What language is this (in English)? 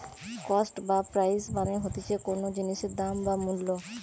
Bangla